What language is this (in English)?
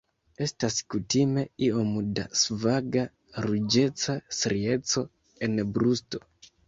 Esperanto